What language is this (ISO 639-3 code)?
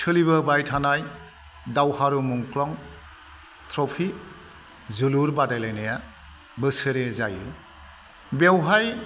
brx